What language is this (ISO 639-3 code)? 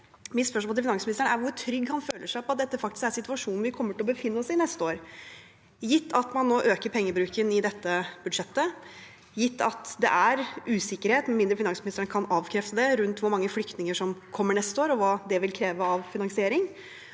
nor